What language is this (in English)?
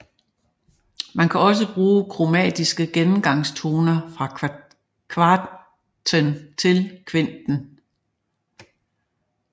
Danish